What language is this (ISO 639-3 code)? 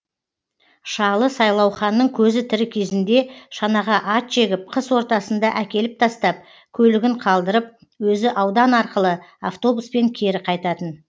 kaz